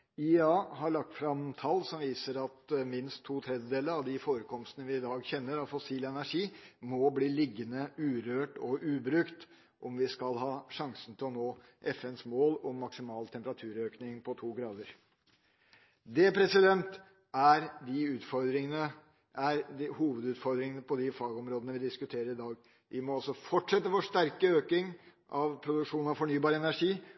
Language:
Norwegian Bokmål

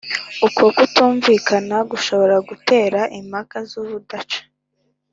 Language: Kinyarwanda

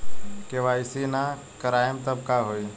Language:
Bhojpuri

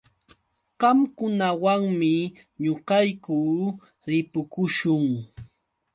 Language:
Yauyos Quechua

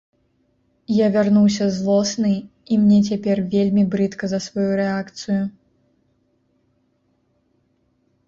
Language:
Belarusian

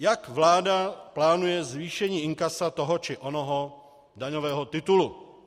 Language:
Czech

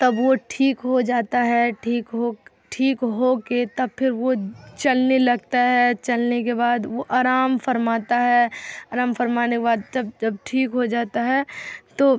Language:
Urdu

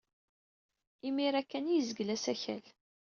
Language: Kabyle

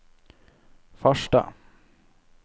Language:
Norwegian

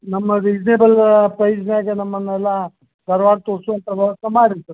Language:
Kannada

